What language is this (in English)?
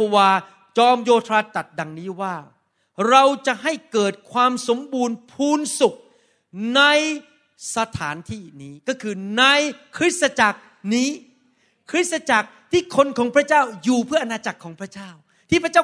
Thai